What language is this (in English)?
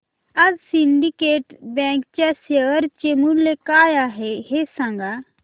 Marathi